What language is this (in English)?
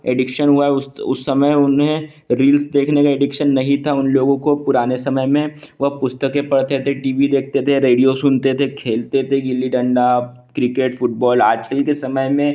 Hindi